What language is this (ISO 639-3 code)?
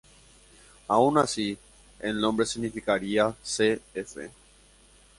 spa